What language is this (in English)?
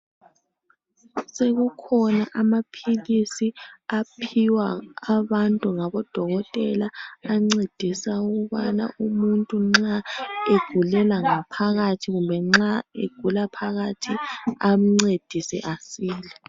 North Ndebele